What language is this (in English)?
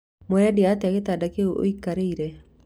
Kikuyu